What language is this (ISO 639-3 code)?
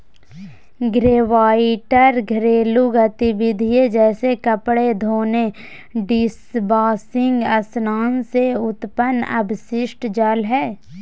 mag